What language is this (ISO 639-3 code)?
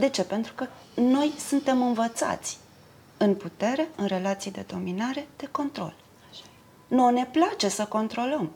ron